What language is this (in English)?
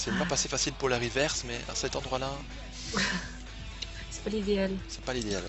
French